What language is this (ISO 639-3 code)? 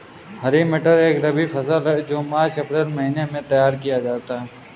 hin